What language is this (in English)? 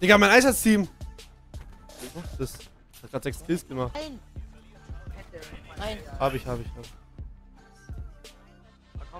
German